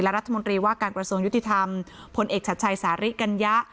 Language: Thai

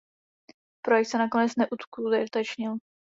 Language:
Czech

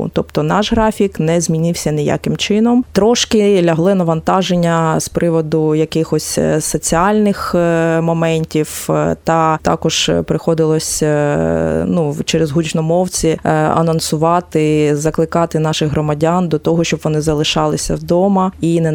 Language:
Ukrainian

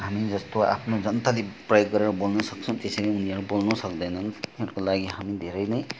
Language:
Nepali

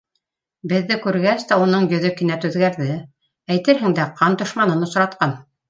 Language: Bashkir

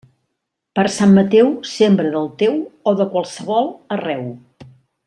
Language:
Catalan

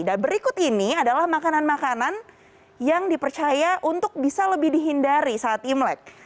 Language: Indonesian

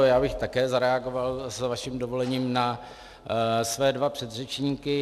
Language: Czech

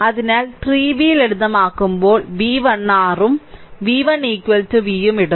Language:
Malayalam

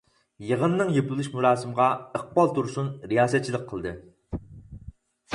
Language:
Uyghur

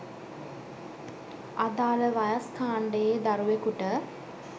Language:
Sinhala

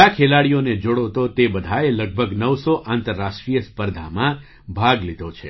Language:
Gujarati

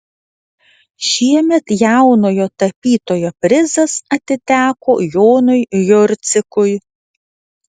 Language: Lithuanian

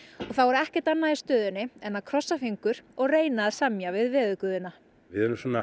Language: Icelandic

